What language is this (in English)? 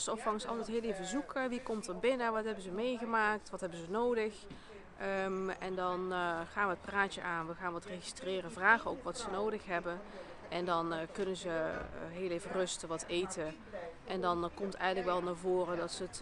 Dutch